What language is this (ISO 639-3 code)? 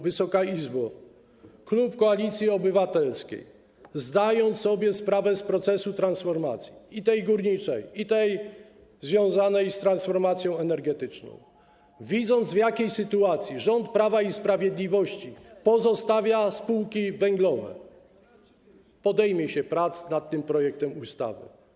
pol